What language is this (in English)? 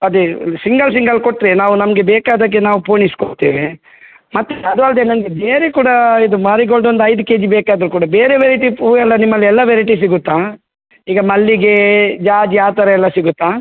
Kannada